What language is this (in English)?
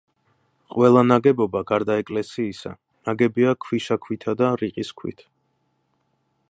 Georgian